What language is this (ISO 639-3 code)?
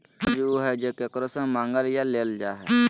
mag